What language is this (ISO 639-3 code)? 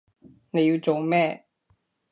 yue